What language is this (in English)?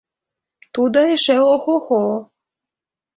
Mari